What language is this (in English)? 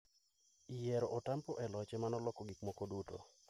Luo (Kenya and Tanzania)